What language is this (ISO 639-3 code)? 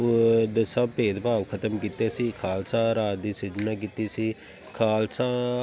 pan